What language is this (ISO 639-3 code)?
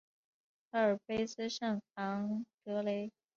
zho